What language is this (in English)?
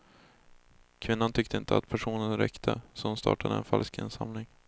Swedish